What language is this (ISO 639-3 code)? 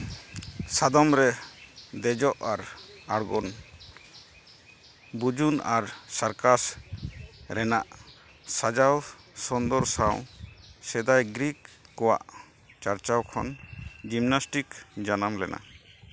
sat